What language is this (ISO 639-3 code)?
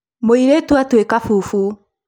kik